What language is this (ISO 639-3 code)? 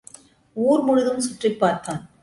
tam